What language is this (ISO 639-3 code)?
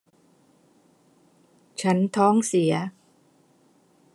tha